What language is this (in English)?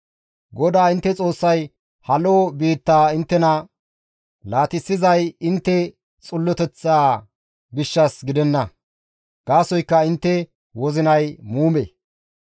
Gamo